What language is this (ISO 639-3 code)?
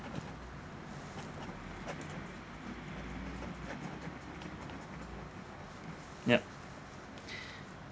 eng